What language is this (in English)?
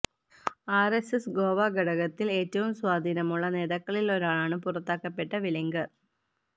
Malayalam